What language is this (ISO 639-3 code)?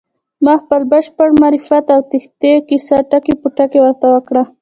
pus